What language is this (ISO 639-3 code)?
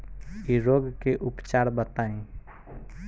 bho